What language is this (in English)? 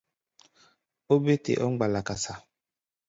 Gbaya